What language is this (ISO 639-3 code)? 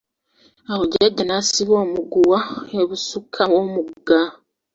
lug